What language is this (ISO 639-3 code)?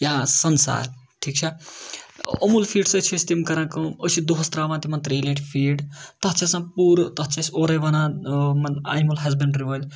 kas